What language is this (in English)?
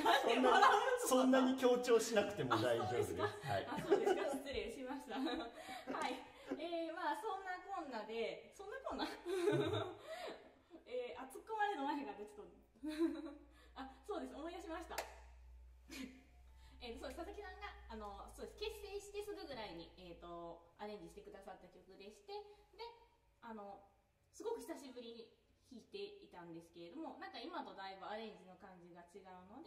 Japanese